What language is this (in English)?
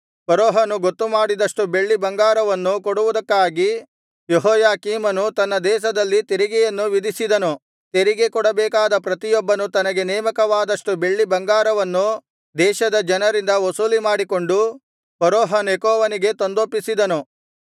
Kannada